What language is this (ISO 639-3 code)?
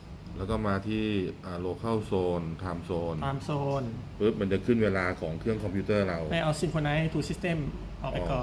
tha